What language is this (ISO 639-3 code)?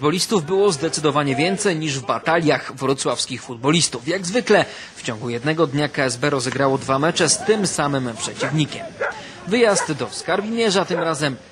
pol